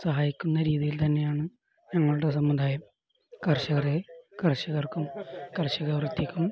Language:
Malayalam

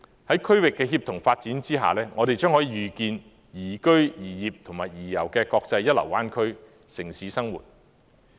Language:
Cantonese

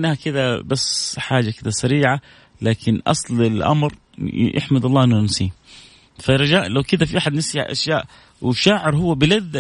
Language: Arabic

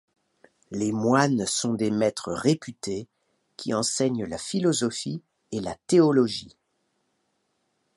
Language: French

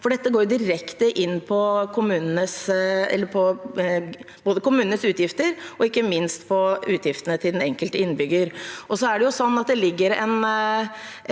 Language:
Norwegian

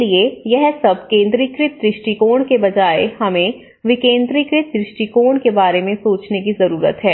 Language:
Hindi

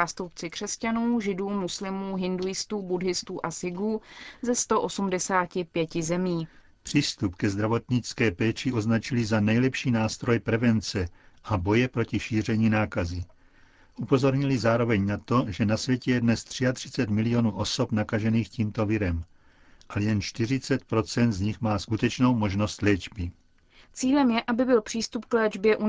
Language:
Czech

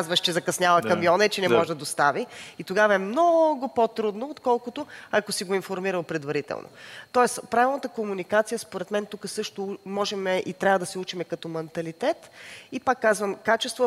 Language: Bulgarian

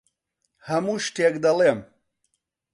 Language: Central Kurdish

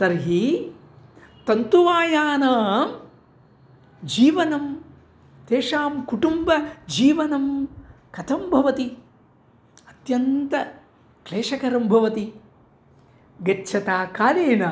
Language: Sanskrit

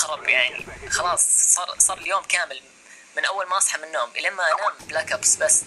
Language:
Arabic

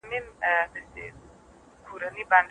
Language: Pashto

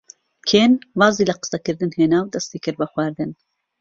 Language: Central Kurdish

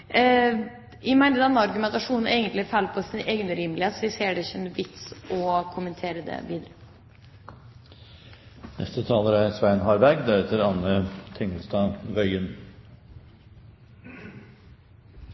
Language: Norwegian Bokmål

